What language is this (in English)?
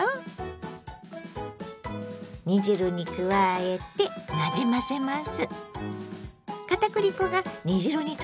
Japanese